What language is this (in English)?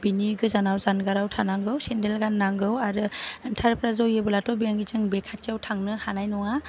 Bodo